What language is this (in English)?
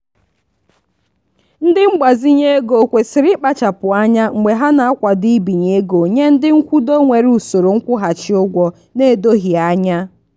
Igbo